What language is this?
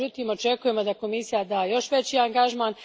Croatian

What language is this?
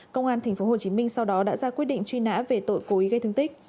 Vietnamese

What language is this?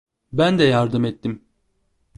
Turkish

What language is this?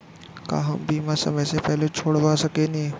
Bhojpuri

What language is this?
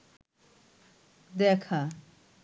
Bangla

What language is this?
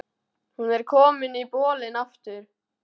Icelandic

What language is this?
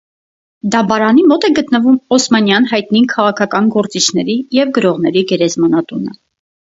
Armenian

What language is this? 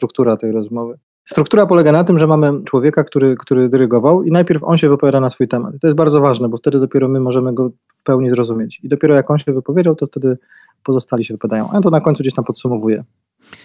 Polish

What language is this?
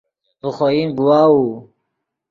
Yidgha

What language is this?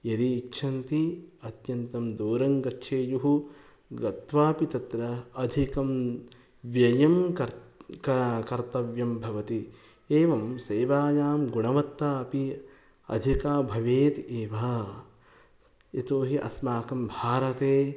Sanskrit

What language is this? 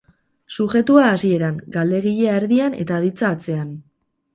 Basque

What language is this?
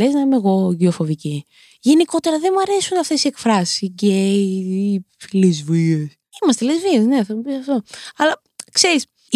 Greek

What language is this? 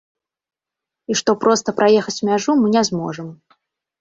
Belarusian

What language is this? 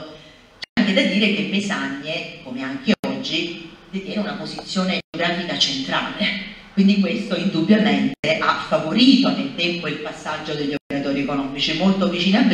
Italian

